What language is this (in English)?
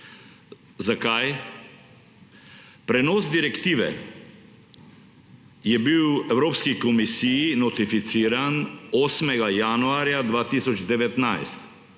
Slovenian